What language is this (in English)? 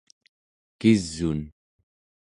Central Yupik